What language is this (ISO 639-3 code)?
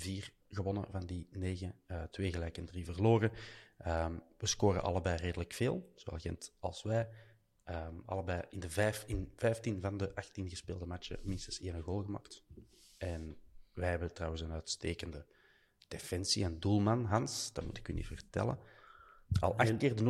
nld